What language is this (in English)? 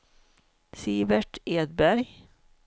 Swedish